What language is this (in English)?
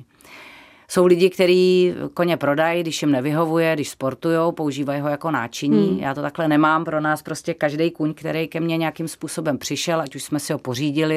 Czech